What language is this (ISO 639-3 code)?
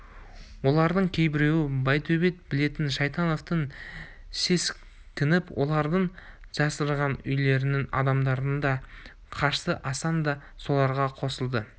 kaz